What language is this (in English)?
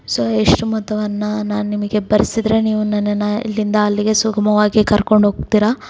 Kannada